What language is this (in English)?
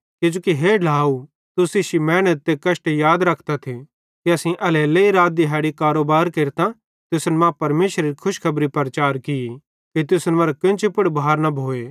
Bhadrawahi